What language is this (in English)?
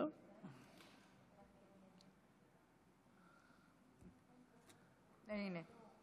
Hebrew